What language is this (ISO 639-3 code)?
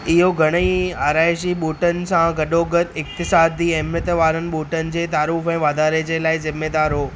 snd